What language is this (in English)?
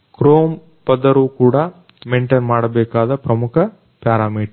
Kannada